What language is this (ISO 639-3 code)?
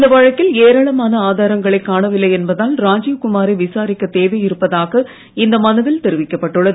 tam